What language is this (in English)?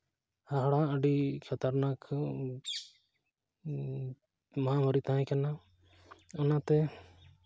Santali